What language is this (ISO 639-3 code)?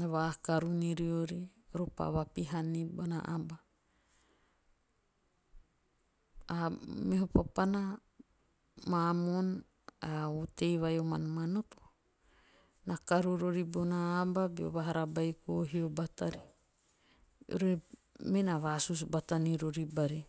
tio